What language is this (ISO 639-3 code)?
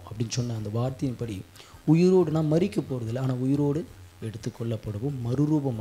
tam